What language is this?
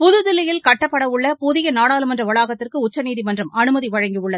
Tamil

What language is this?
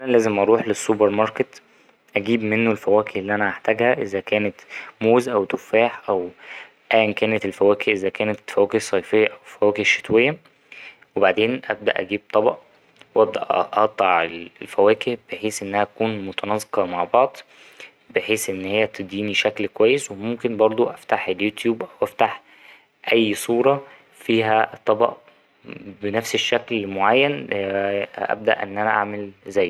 Egyptian Arabic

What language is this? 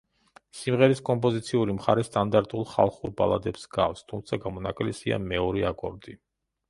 Georgian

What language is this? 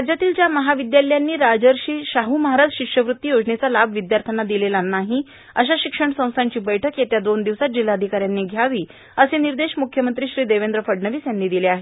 Marathi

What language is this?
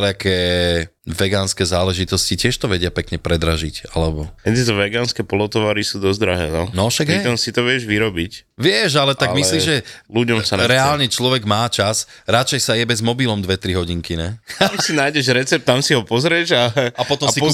Slovak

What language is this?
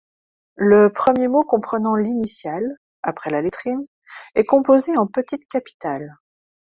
French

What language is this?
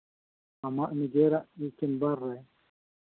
Santali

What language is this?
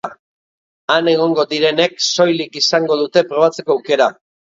Basque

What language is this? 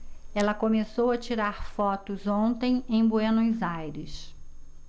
Portuguese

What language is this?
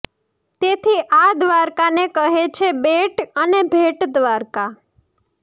Gujarati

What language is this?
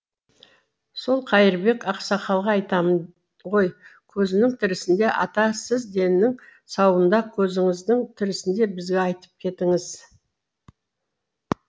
Kazakh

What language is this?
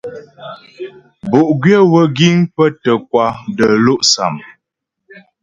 Ghomala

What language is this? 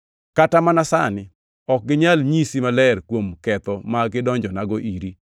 Luo (Kenya and Tanzania)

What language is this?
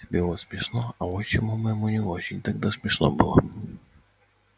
Russian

